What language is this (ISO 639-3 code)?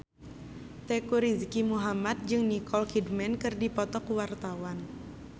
sun